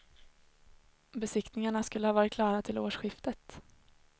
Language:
Swedish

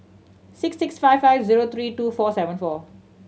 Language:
English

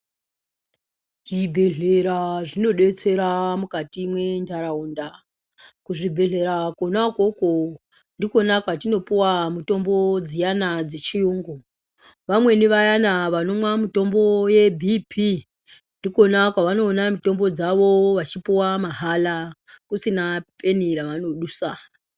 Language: Ndau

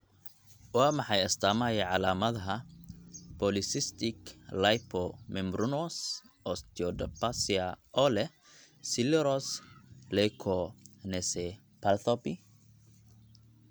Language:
Somali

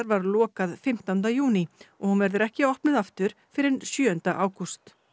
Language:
Icelandic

